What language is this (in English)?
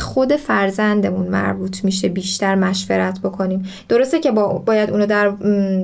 Persian